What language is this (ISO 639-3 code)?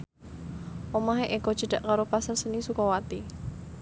jav